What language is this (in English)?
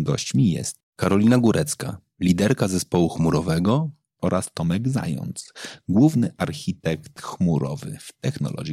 Polish